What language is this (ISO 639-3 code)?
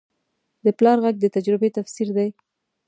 pus